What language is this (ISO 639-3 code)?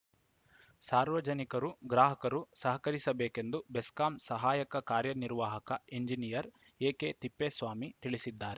kan